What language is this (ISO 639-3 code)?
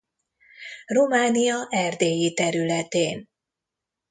hun